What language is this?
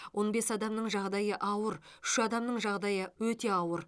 Kazakh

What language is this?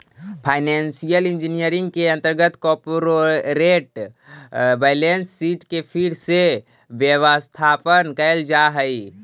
Magahi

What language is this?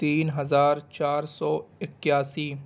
Urdu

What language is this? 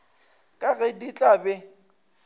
Northern Sotho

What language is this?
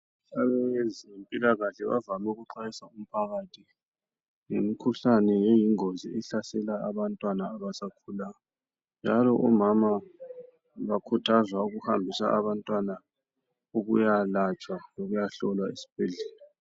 North Ndebele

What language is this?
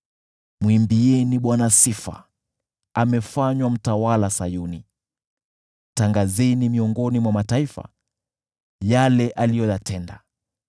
Swahili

